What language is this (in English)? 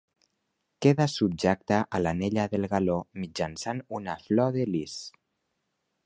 Catalan